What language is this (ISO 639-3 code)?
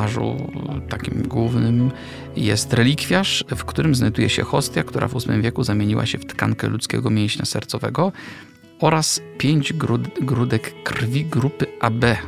pol